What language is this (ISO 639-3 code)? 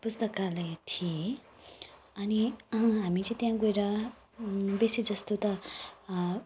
nep